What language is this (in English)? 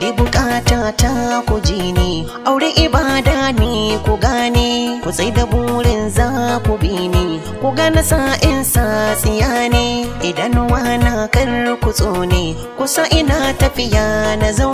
Vietnamese